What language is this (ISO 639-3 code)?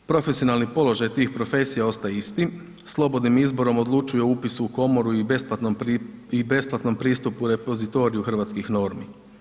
hrv